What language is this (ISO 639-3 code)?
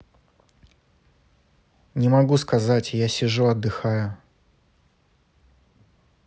rus